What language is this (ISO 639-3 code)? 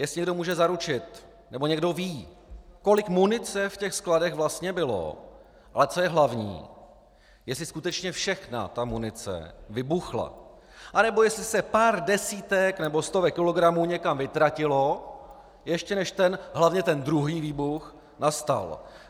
ces